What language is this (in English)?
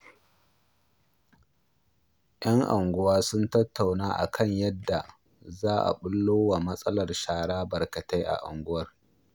Hausa